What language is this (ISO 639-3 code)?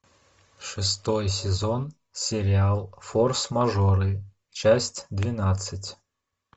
rus